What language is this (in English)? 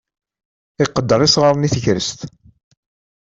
Kabyle